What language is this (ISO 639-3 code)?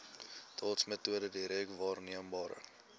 afr